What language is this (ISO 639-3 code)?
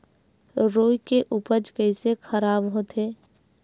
hne